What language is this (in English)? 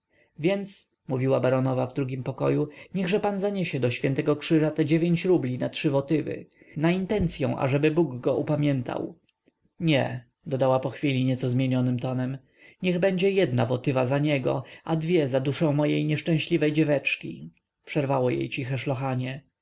Polish